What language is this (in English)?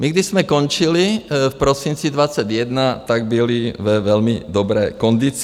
Czech